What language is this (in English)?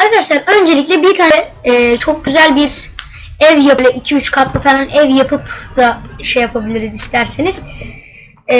Turkish